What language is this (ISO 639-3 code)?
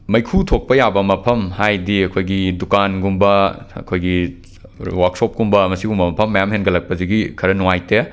mni